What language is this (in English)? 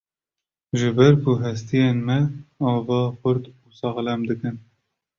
Kurdish